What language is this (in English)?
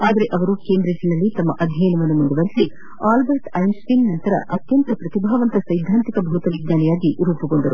Kannada